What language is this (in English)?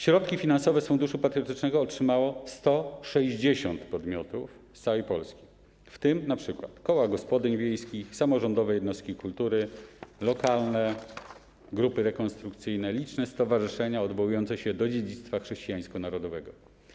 Polish